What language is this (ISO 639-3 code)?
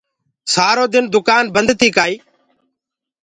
ggg